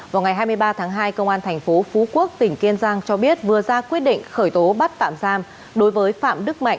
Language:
Vietnamese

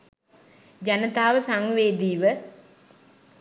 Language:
Sinhala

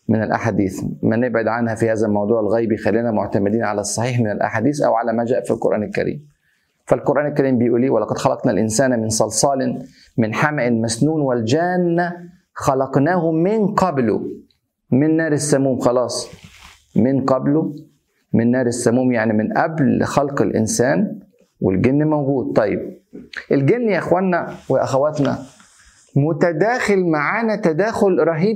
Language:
Arabic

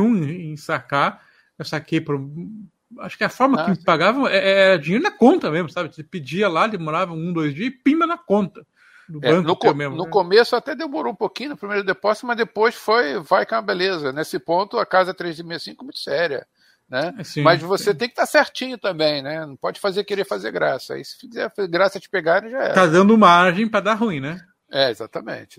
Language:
Portuguese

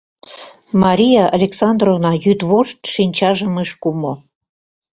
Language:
Mari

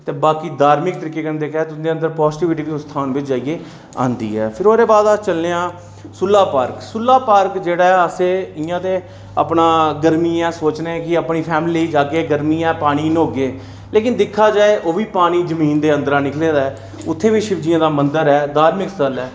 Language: Dogri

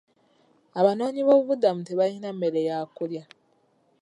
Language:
Ganda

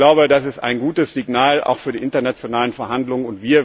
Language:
German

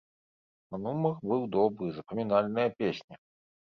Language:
Belarusian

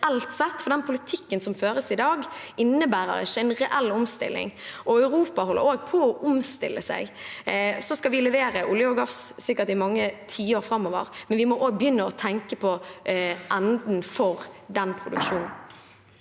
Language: Norwegian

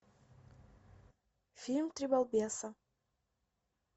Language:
Russian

